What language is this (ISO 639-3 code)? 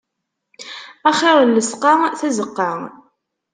kab